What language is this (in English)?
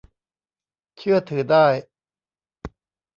Thai